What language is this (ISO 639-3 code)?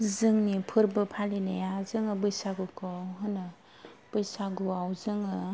brx